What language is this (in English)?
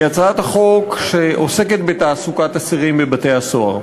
Hebrew